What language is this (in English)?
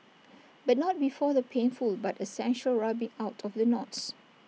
English